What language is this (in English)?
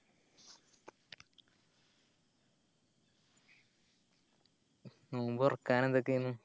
Malayalam